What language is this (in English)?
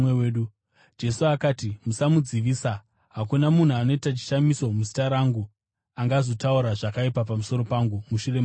Shona